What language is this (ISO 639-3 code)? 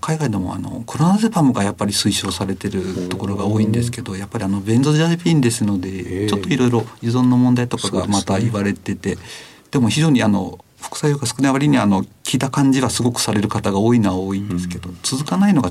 jpn